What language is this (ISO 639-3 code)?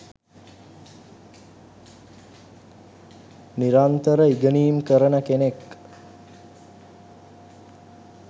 sin